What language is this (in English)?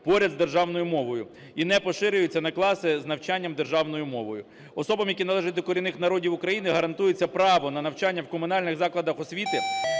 Ukrainian